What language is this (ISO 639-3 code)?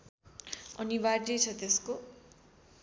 nep